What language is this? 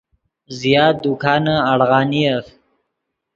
Yidgha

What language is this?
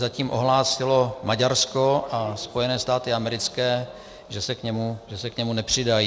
Czech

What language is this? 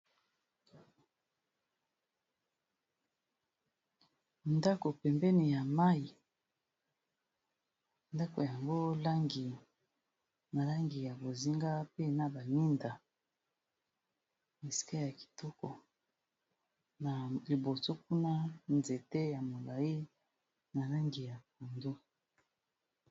Lingala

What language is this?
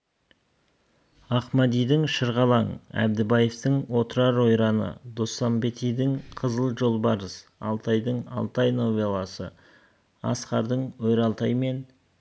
Kazakh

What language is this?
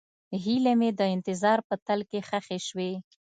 Pashto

